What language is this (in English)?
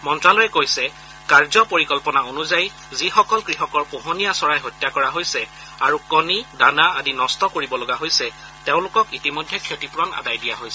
Assamese